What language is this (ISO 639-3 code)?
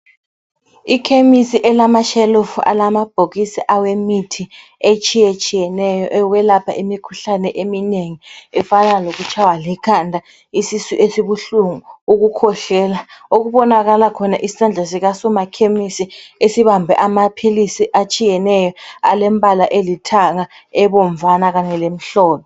nde